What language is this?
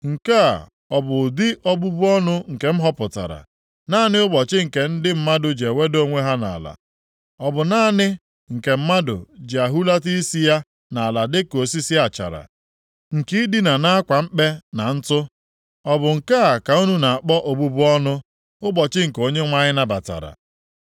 Igbo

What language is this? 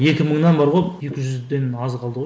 Kazakh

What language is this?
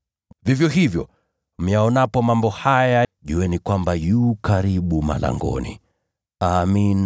Swahili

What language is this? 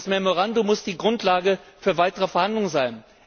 German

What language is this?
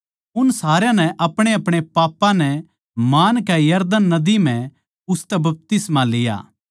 Haryanvi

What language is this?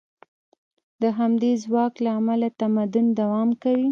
Pashto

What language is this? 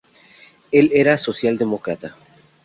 Spanish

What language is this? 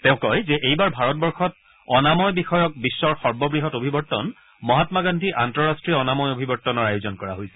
Assamese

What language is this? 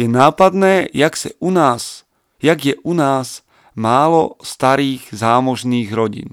Slovak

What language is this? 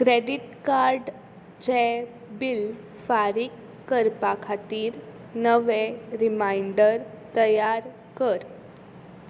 Konkani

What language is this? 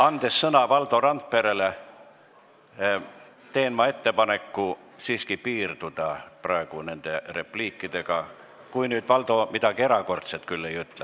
Estonian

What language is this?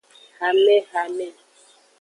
Aja (Benin)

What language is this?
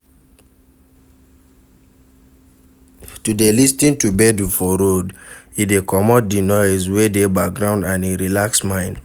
Nigerian Pidgin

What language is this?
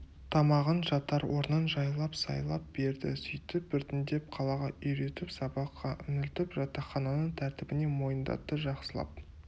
Kazakh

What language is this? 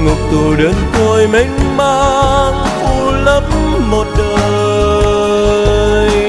Vietnamese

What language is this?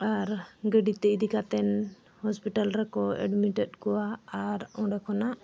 Santali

